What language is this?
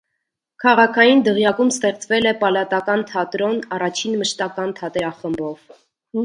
Armenian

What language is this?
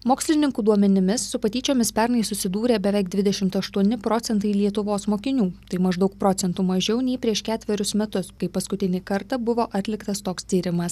Lithuanian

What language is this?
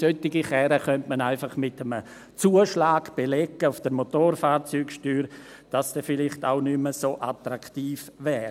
Swiss German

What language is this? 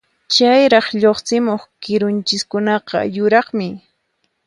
Puno Quechua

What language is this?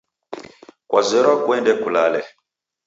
Taita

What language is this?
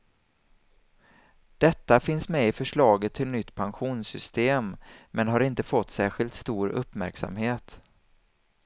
Swedish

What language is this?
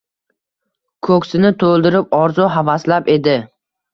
Uzbek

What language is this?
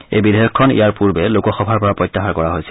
Assamese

